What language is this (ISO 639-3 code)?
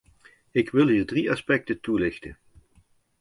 nld